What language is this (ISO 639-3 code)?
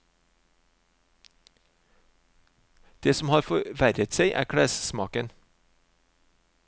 nor